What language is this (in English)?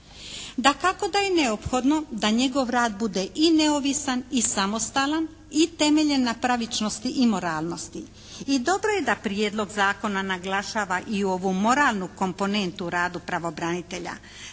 Croatian